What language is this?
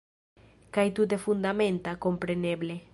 Esperanto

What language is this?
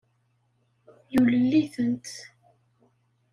Kabyle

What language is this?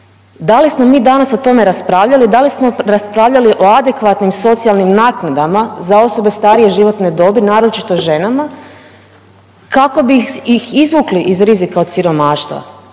Croatian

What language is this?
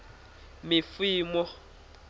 Tsonga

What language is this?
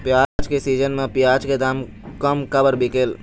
Chhattisgarhi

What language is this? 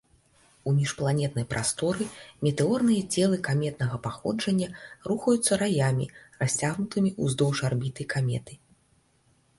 Belarusian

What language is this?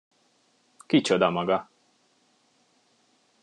Hungarian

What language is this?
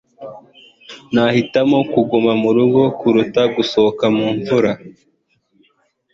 Kinyarwanda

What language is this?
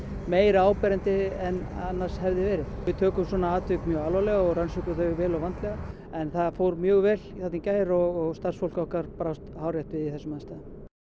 Icelandic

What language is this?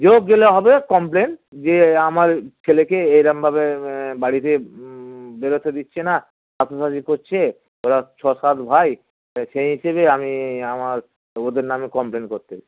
Bangla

